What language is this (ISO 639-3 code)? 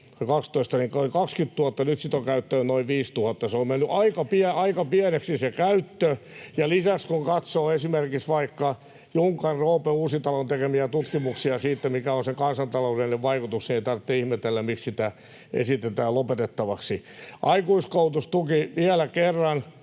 fin